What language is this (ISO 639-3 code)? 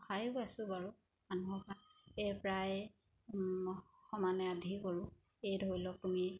asm